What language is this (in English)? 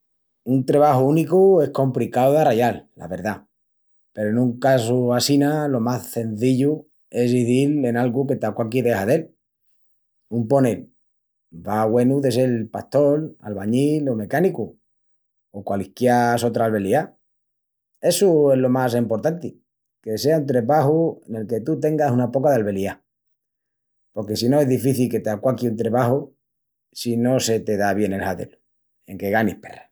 Extremaduran